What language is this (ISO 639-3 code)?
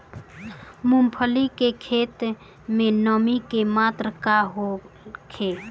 bho